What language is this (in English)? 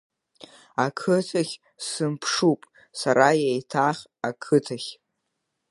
Abkhazian